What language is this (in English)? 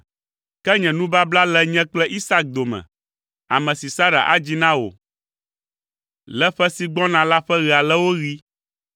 Ewe